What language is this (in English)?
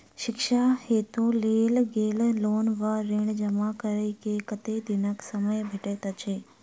Maithili